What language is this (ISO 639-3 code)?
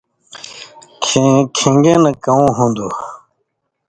mvy